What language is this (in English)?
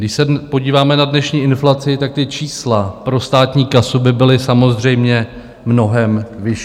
Czech